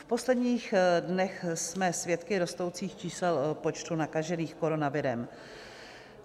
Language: Czech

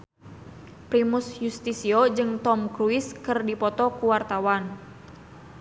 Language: Sundanese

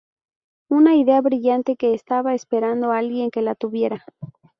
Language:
Spanish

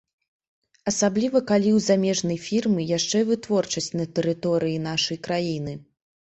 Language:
Belarusian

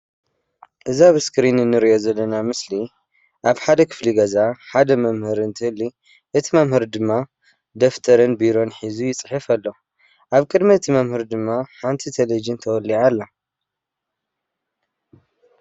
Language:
Tigrinya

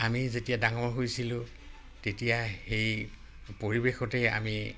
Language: Assamese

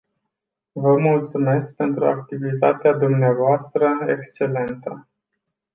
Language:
Romanian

